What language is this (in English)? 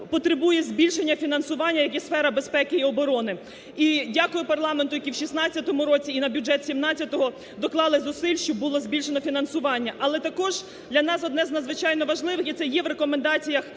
Ukrainian